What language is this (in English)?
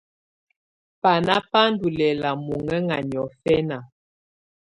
Tunen